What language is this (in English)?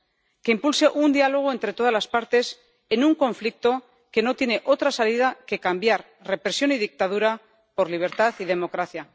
Spanish